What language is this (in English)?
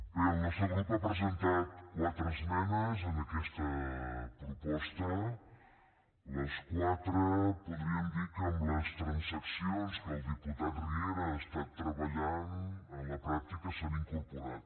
Catalan